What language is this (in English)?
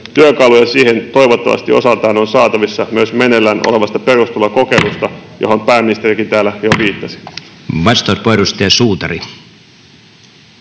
Finnish